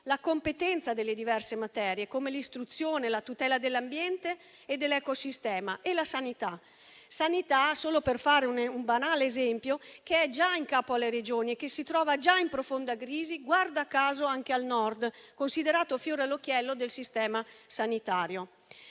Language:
Italian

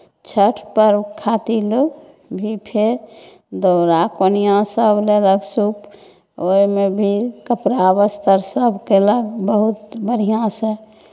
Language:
Maithili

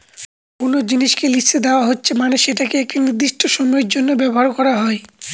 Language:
Bangla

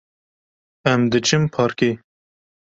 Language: Kurdish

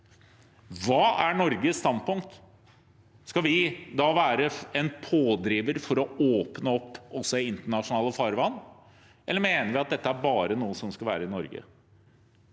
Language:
Norwegian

